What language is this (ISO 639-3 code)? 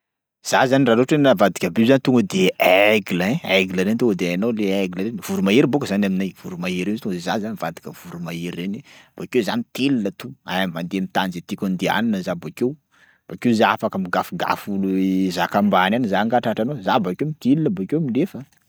skg